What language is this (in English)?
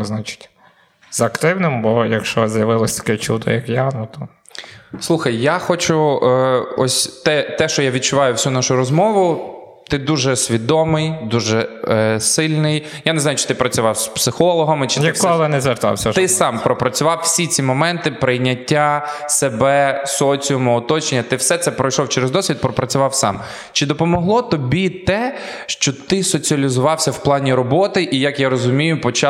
Ukrainian